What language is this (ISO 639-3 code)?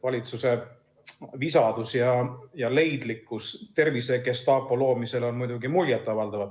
est